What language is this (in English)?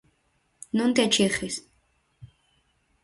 Galician